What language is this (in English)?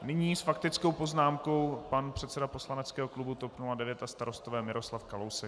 Czech